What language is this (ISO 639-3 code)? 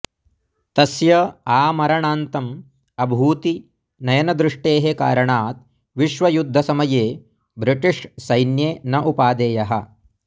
san